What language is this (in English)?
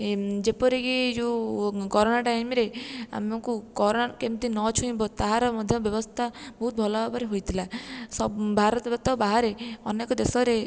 Odia